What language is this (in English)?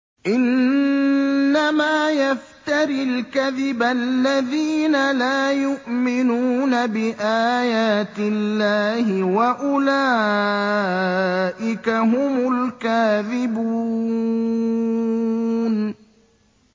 Arabic